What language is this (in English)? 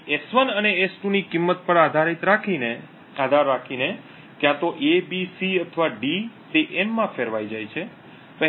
Gujarati